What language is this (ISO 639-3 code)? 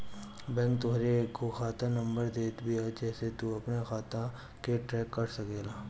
bho